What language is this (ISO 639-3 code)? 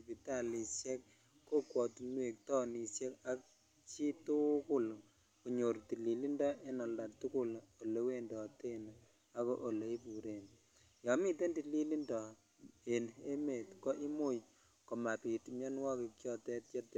kln